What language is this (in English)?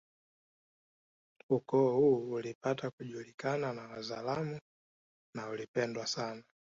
Swahili